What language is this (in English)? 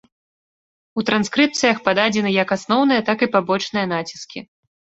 Belarusian